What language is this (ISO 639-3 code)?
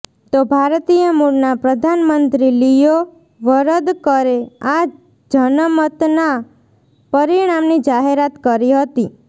guj